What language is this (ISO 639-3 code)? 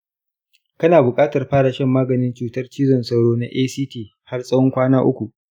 hau